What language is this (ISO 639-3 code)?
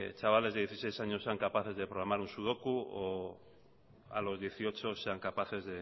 spa